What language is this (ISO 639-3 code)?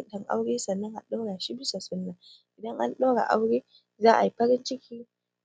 hau